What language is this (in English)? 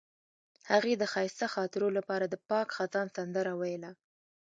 Pashto